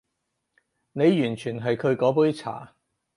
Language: Cantonese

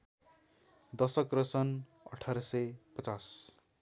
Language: Nepali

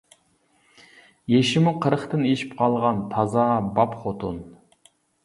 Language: Uyghur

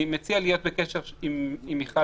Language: Hebrew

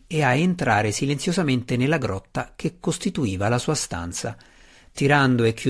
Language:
Italian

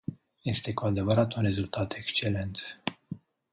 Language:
Romanian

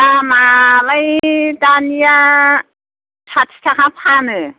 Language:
Bodo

